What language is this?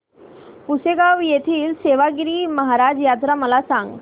Marathi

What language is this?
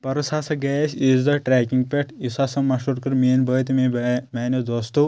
Kashmiri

